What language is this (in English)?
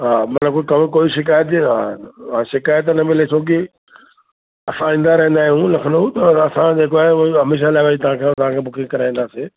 Sindhi